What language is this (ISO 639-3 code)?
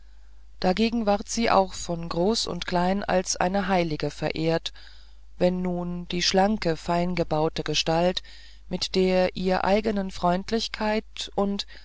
deu